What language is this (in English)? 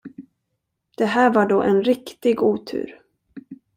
Swedish